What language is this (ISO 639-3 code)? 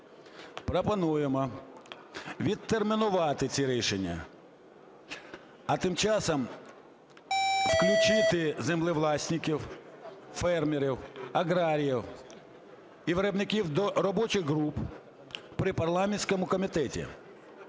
ukr